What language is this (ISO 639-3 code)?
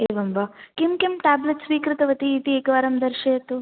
san